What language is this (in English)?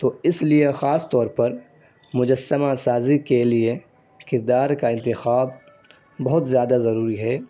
Urdu